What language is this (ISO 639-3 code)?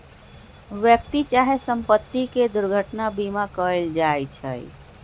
mag